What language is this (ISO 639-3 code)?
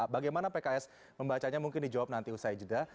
ind